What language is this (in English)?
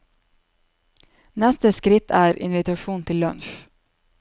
Norwegian